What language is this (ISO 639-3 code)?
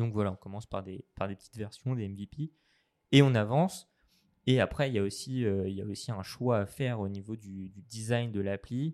fra